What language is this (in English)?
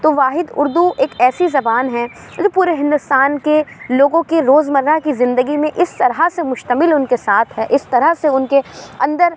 Urdu